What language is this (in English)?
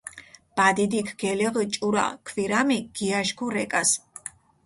Mingrelian